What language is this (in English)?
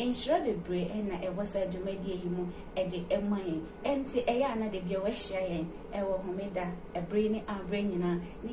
English